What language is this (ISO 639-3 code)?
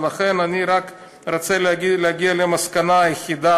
heb